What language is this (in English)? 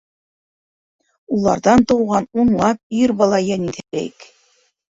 Bashkir